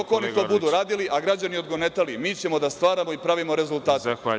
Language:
Serbian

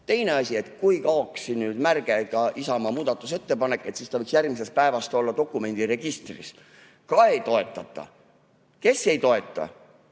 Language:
Estonian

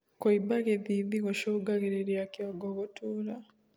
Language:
Kikuyu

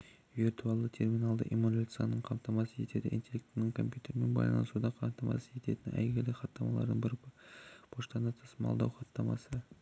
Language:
Kazakh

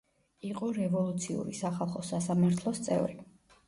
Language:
Georgian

